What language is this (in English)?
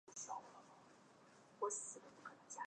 Chinese